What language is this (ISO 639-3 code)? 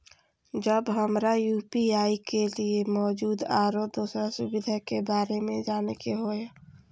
mai